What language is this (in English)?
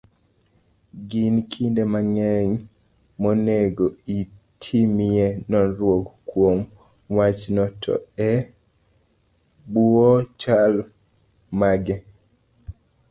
Luo (Kenya and Tanzania)